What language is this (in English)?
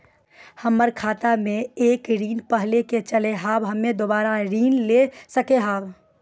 Maithili